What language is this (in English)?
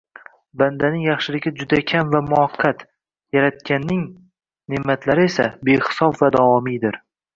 Uzbek